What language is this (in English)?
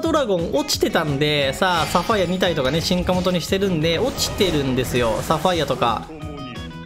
Japanese